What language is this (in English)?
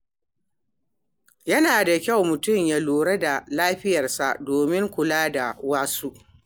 Hausa